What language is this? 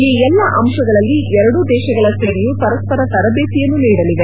Kannada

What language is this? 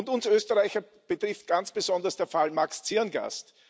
German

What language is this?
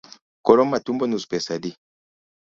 Luo (Kenya and Tanzania)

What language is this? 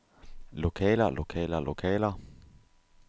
Danish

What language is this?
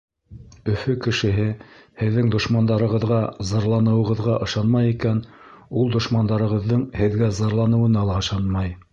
Bashkir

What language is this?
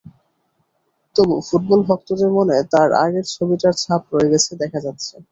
Bangla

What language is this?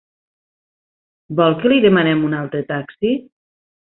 Catalan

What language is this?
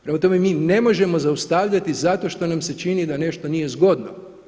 Croatian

